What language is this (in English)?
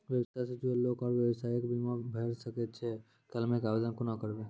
Maithili